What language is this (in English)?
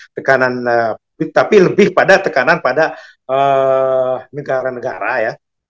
Indonesian